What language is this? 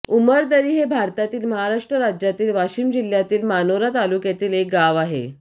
Marathi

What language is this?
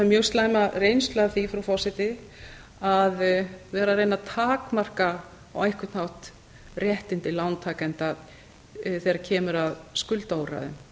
Icelandic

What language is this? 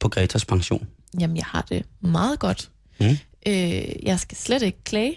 Danish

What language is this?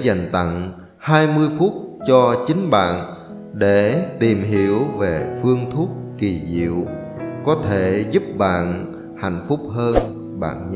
Vietnamese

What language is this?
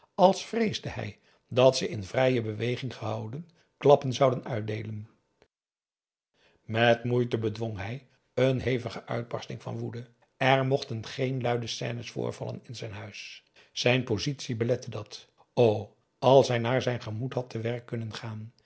Dutch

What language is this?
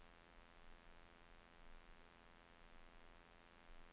Norwegian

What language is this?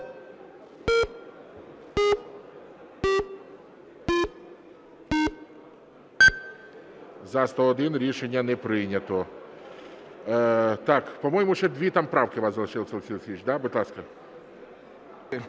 Ukrainian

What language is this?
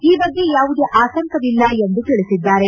Kannada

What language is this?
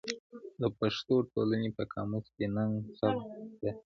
Pashto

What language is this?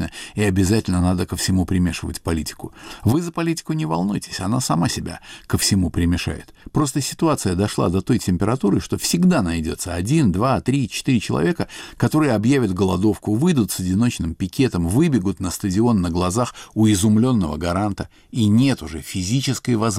Russian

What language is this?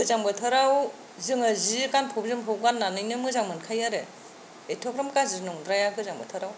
Bodo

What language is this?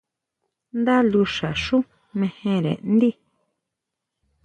Huautla Mazatec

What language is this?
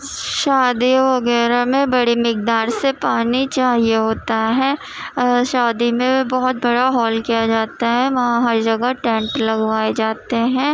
Urdu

